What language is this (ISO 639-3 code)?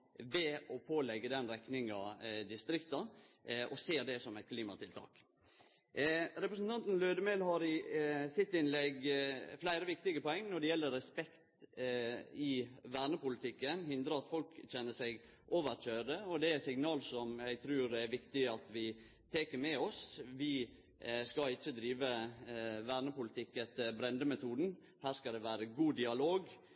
nno